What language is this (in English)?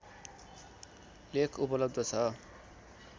Nepali